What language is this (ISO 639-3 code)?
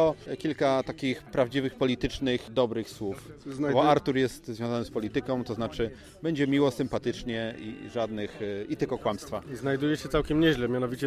pol